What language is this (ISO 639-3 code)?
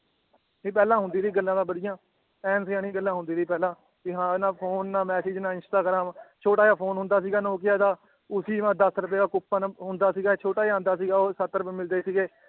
pan